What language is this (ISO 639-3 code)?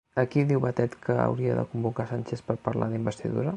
cat